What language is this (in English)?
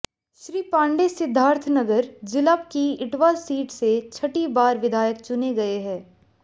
Hindi